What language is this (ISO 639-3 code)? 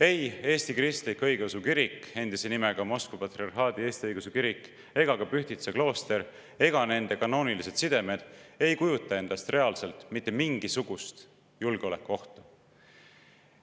est